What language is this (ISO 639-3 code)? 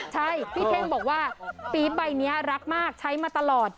tha